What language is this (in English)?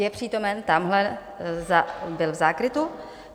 Czech